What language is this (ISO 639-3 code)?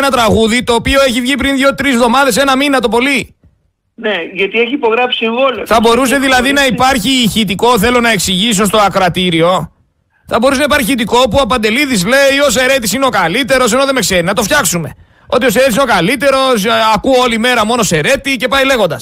ell